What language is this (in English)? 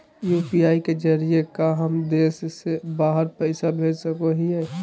Magahi